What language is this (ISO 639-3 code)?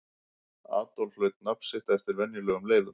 isl